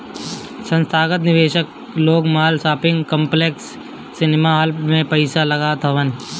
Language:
Bhojpuri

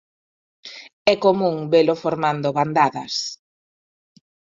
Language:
Galician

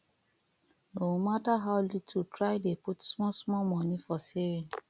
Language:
Nigerian Pidgin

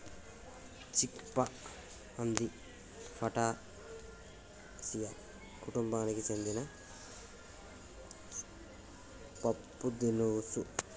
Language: Telugu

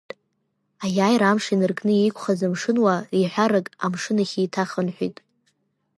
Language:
Abkhazian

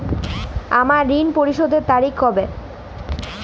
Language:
Bangla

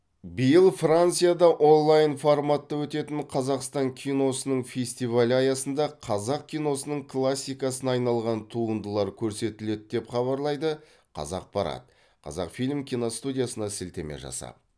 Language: Kazakh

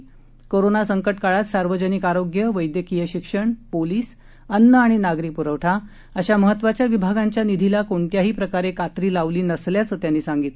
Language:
Marathi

